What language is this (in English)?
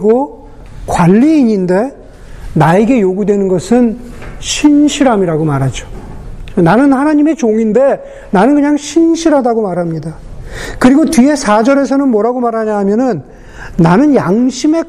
Korean